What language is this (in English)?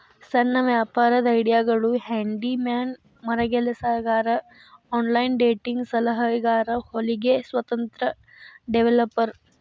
Kannada